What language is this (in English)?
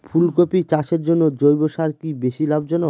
Bangla